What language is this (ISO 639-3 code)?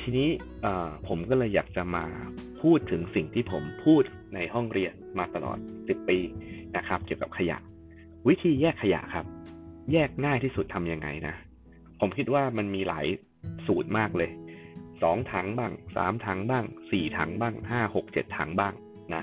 tha